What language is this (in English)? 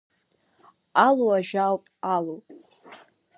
Abkhazian